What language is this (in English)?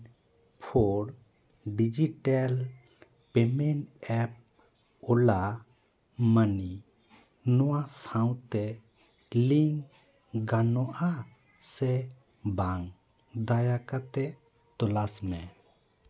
Santali